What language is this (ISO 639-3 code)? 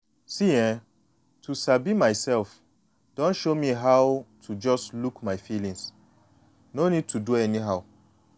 pcm